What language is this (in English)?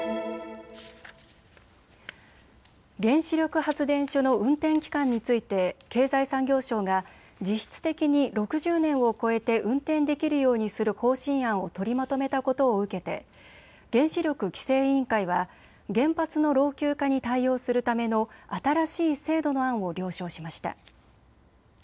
Japanese